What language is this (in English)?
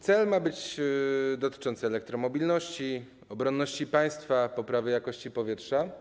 Polish